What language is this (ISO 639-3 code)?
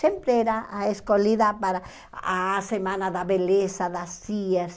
por